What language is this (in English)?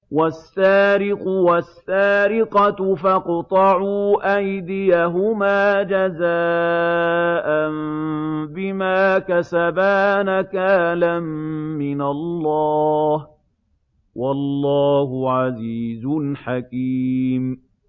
Arabic